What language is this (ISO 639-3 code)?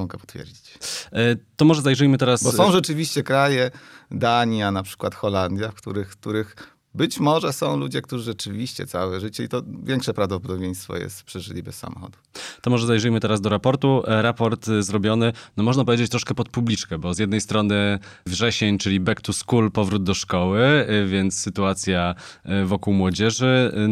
pol